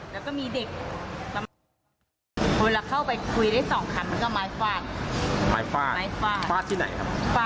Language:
Thai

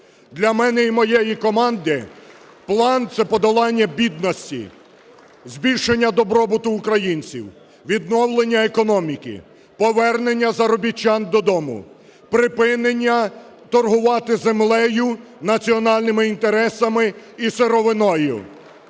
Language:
Ukrainian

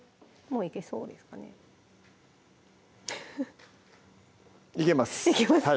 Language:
Japanese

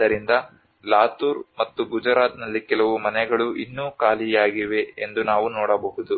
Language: Kannada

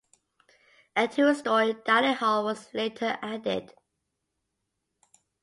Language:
English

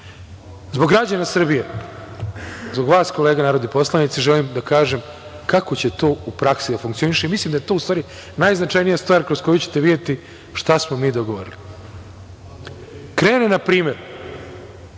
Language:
Serbian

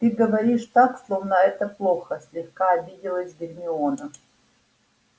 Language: Russian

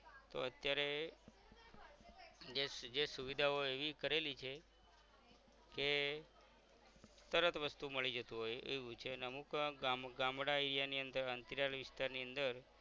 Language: Gujarati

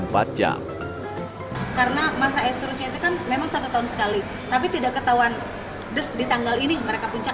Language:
Indonesian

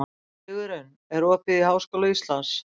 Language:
Icelandic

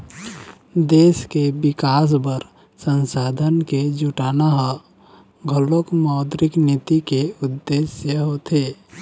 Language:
Chhattisgarhi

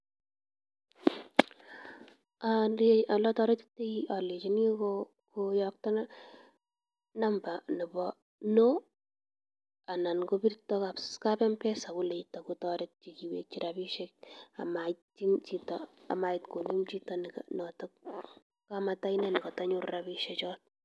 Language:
Kalenjin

